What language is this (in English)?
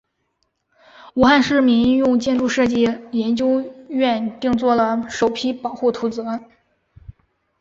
Chinese